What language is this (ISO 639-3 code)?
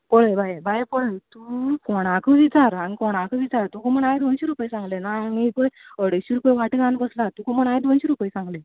kok